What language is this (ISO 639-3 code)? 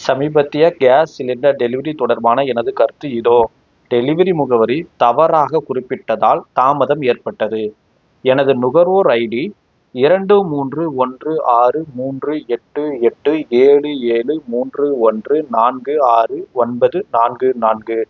tam